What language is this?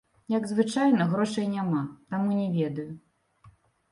Belarusian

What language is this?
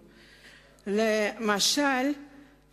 Hebrew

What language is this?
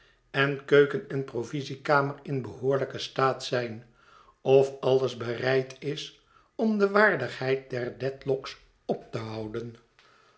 Dutch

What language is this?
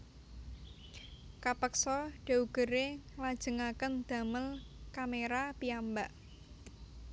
Javanese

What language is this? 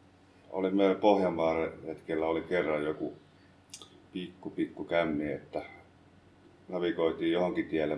Finnish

